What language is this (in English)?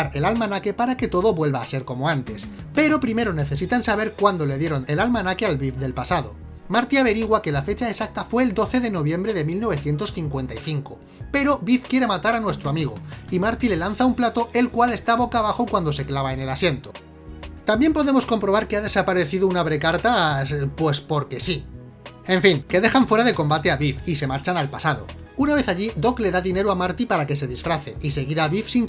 Spanish